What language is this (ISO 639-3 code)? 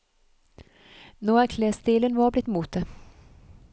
nor